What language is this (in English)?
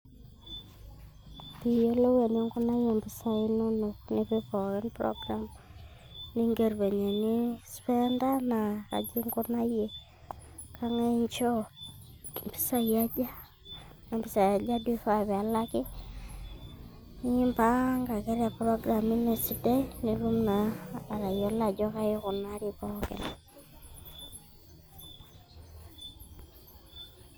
Masai